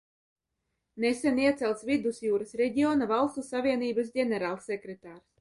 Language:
Latvian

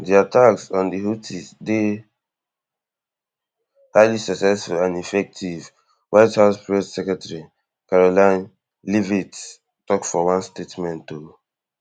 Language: Nigerian Pidgin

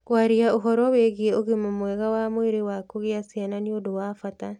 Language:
Kikuyu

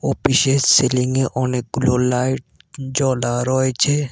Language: Bangla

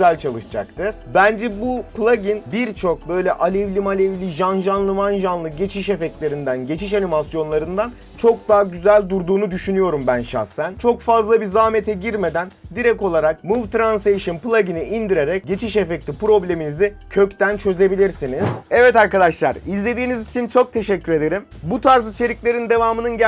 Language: Turkish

